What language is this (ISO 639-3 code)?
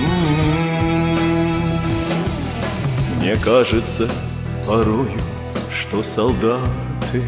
rus